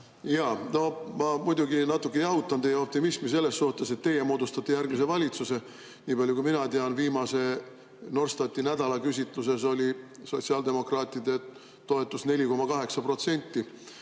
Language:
Estonian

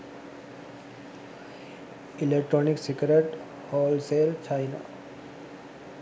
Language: Sinhala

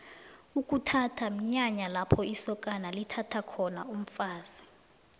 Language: South Ndebele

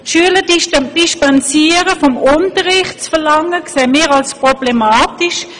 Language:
Swiss German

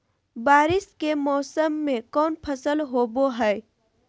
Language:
Magahi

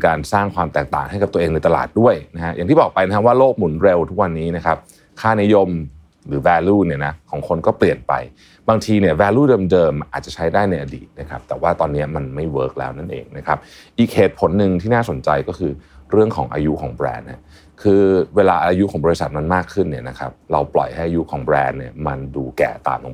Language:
Thai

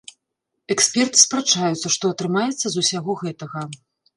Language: Belarusian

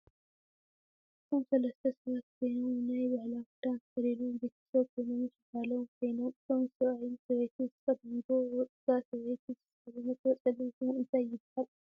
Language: Tigrinya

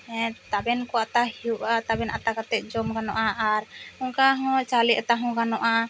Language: Santali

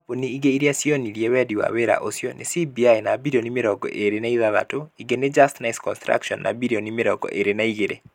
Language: Kikuyu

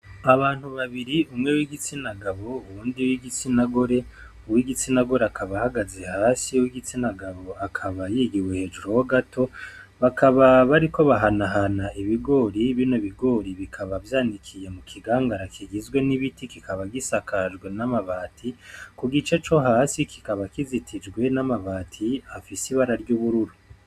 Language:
Rundi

